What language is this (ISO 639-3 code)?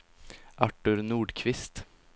swe